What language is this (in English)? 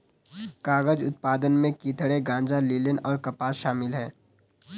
Hindi